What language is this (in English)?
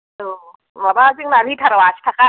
Bodo